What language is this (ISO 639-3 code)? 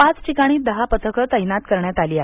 mar